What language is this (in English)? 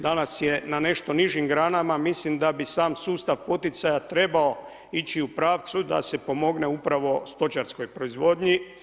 Croatian